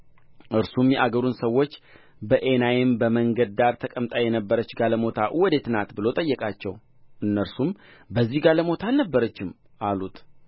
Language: Amharic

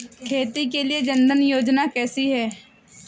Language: Hindi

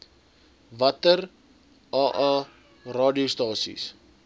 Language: Afrikaans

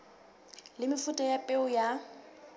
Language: Southern Sotho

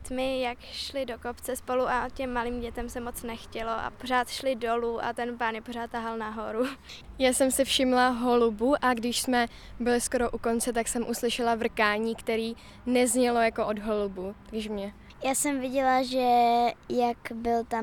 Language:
Czech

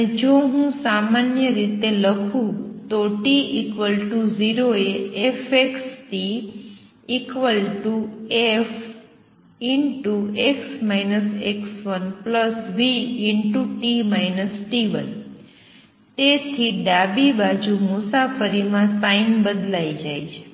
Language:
Gujarati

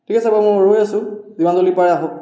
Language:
Assamese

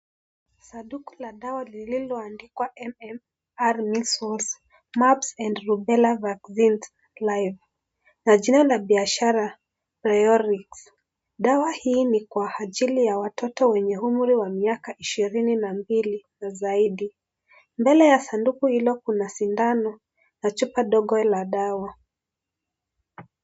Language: Swahili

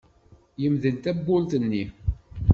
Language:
Kabyle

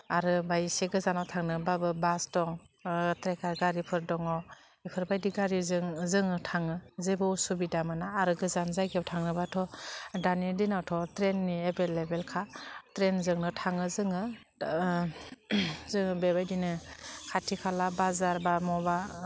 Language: Bodo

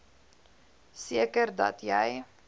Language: Afrikaans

